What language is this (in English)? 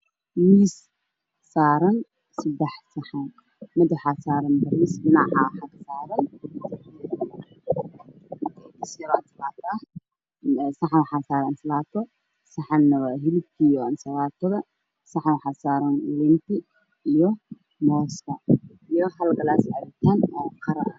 Somali